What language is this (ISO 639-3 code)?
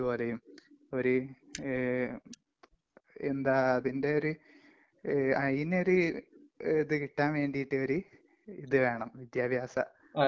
mal